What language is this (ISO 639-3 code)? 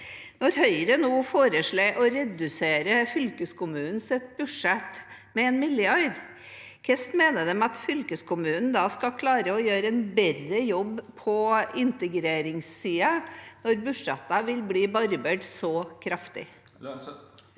nor